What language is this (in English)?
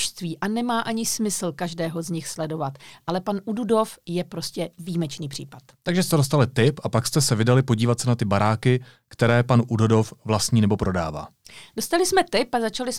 Czech